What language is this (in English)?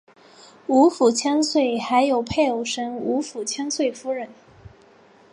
Chinese